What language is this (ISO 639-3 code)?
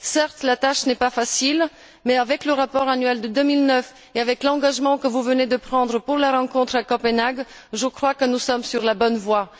fra